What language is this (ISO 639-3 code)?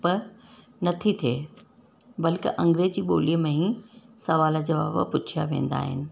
snd